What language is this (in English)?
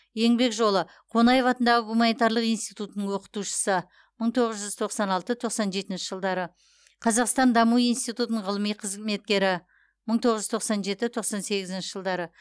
Kazakh